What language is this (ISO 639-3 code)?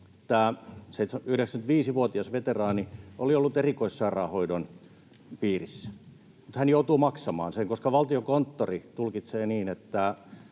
fin